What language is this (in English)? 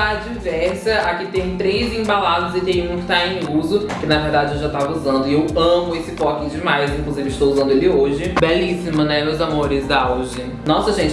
Portuguese